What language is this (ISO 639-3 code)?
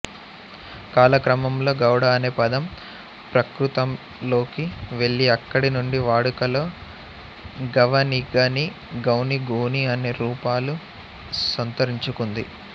tel